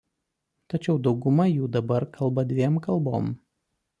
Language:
Lithuanian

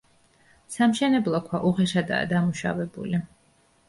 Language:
Georgian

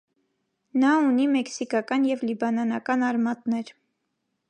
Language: Armenian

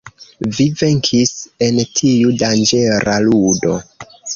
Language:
Esperanto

